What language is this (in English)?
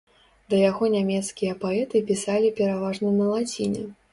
Belarusian